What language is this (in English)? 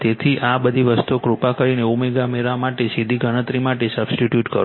Gujarati